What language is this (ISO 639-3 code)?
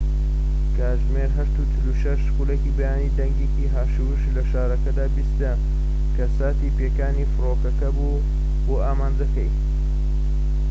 ckb